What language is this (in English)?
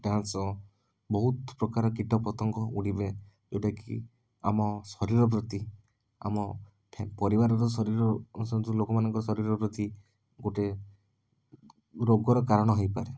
Odia